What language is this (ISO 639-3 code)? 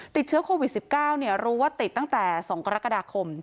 tha